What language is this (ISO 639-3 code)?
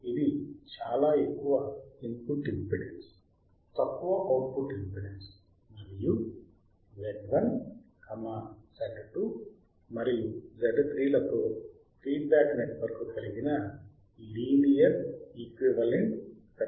tel